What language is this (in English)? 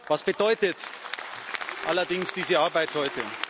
German